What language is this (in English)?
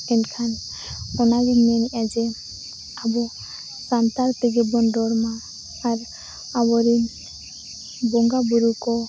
Santali